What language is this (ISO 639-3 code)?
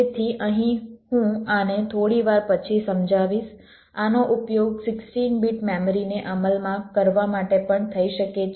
guj